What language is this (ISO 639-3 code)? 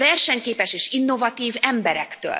hun